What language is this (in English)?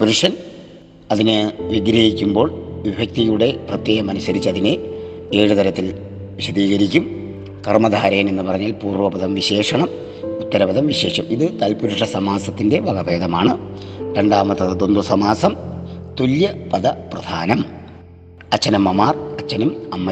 Malayalam